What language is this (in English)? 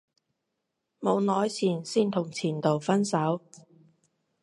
Cantonese